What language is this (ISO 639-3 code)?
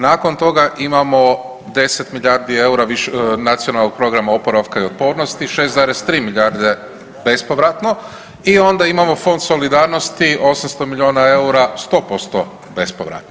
hrv